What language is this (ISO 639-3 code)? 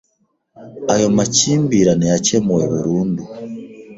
kin